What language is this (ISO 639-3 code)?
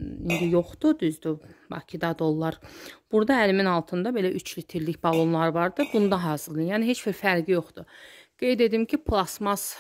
tur